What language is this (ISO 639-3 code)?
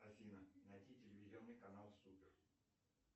rus